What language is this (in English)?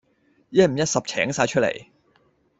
Cantonese